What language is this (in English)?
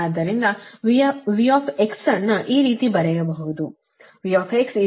Kannada